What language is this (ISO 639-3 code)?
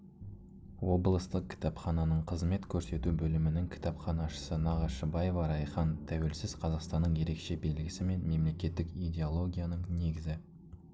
kaz